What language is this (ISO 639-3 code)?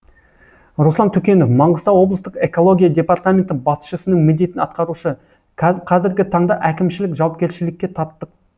kaz